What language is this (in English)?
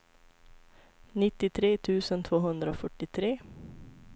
Swedish